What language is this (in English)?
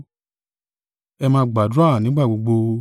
Yoruba